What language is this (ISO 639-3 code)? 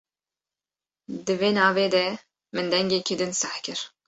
kur